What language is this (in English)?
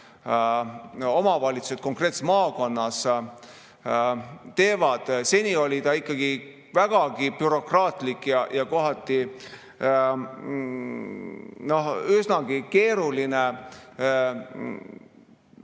Estonian